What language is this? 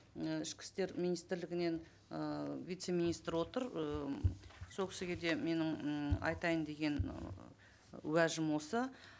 Kazakh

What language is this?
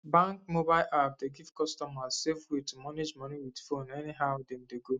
Nigerian Pidgin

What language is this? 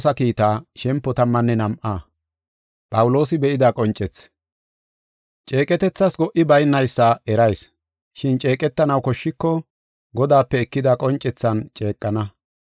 Gofa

